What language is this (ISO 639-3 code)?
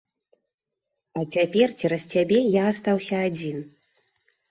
bel